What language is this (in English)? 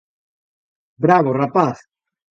Galician